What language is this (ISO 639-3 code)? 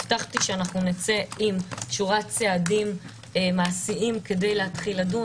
heb